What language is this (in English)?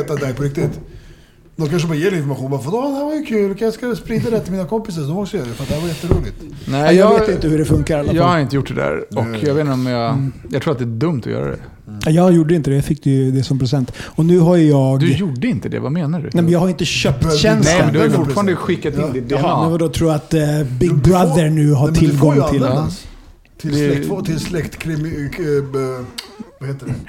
Swedish